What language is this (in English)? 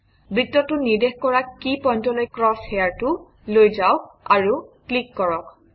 Assamese